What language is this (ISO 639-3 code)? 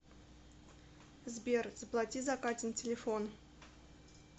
rus